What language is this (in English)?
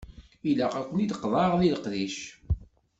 Kabyle